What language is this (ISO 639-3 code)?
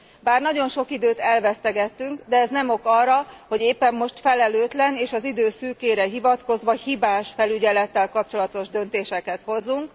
hun